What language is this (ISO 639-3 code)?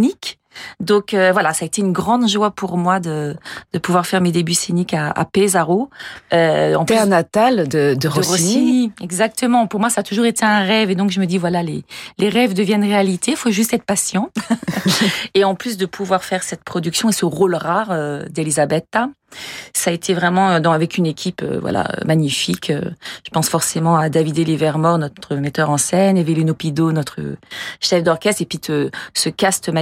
fra